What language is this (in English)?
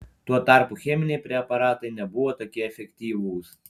Lithuanian